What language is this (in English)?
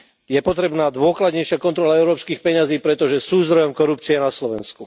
Slovak